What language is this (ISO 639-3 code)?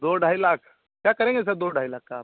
hin